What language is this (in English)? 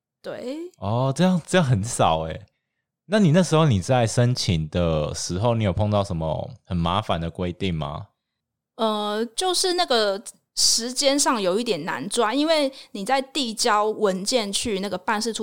Chinese